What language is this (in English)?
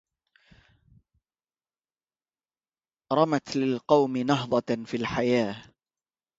Arabic